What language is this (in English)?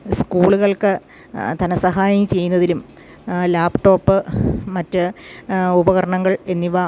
Malayalam